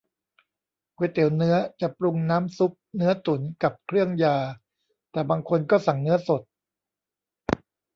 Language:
Thai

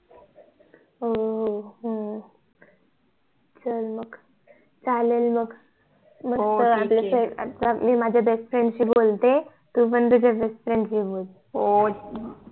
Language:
Marathi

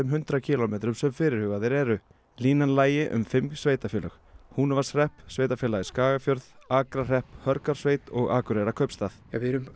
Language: Icelandic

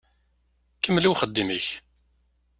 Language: Kabyle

